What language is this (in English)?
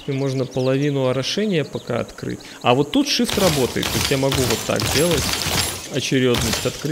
Russian